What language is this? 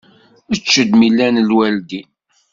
Kabyle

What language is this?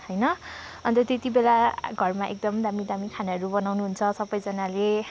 Nepali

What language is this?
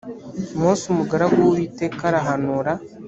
Kinyarwanda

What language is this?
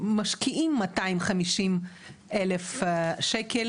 Hebrew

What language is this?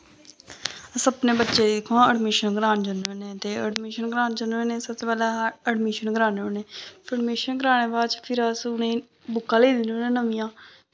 Dogri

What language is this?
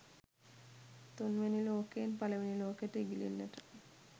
Sinhala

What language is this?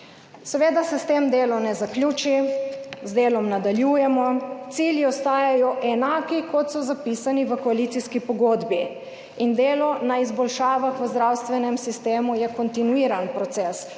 Slovenian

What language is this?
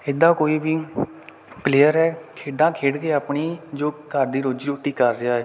Punjabi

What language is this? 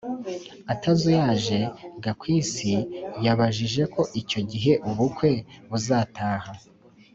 Kinyarwanda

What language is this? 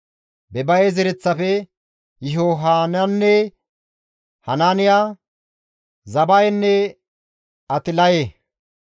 Gamo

